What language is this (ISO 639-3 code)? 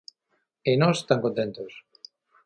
glg